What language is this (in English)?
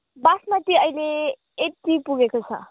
Nepali